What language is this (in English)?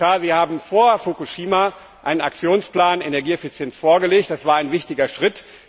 German